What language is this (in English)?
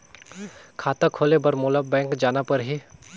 Chhattisgarhi